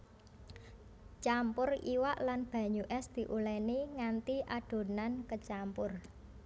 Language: Javanese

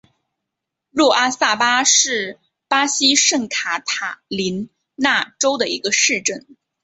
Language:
Chinese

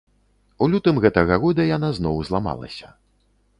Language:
Belarusian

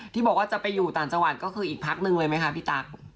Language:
Thai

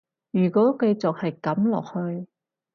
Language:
Cantonese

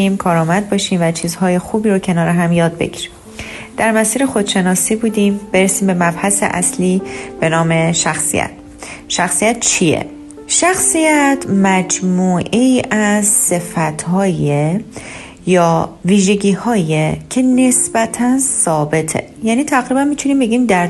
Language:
Persian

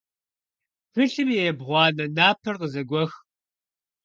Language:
Kabardian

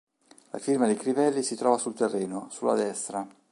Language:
Italian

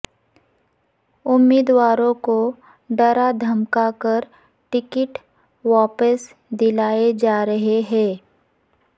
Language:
Urdu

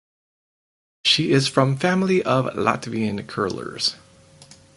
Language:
English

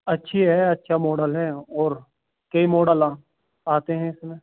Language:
Urdu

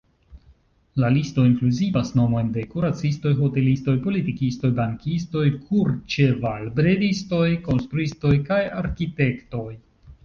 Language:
Esperanto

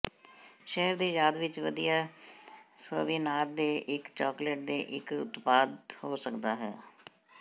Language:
Punjabi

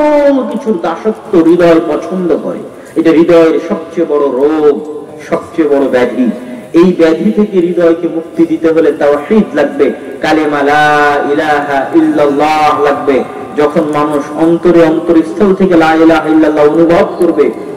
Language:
Bangla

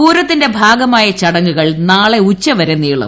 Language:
Malayalam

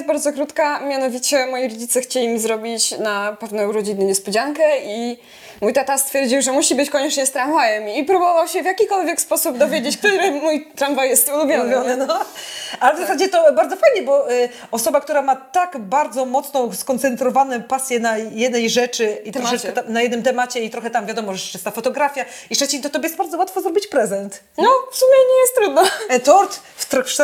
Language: Polish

